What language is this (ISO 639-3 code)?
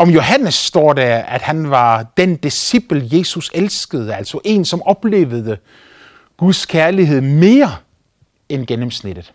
dan